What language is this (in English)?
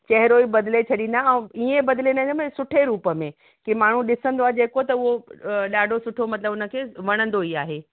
Sindhi